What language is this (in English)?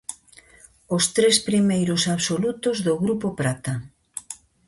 Galician